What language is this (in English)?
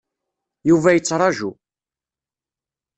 Kabyle